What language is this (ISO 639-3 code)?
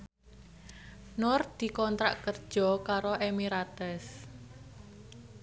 jav